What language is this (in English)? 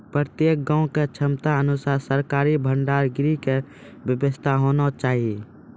Maithili